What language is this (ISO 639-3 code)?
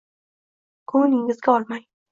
uzb